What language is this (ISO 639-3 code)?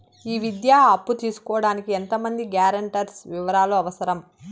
tel